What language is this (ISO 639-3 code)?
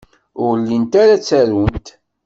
kab